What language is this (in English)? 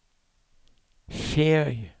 Norwegian